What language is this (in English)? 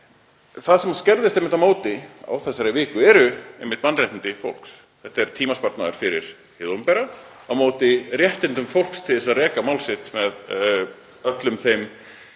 Icelandic